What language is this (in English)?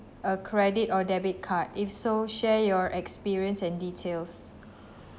English